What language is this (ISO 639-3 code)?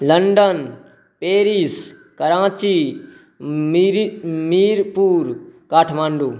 mai